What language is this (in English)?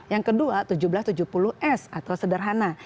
Indonesian